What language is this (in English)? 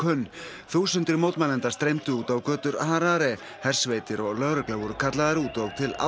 Icelandic